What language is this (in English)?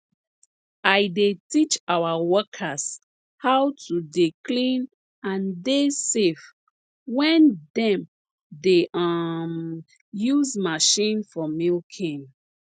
Nigerian Pidgin